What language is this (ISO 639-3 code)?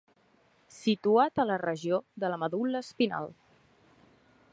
cat